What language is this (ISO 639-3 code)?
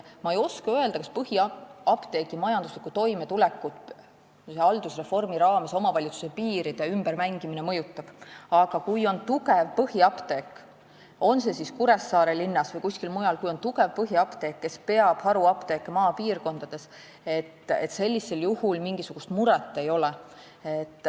est